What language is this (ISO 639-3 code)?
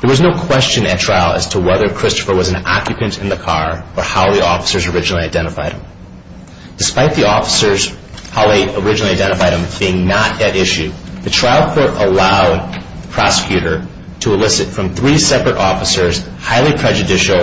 eng